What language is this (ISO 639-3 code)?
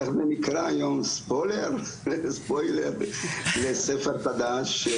heb